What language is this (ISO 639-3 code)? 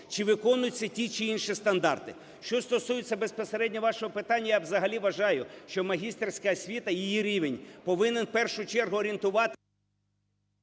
ukr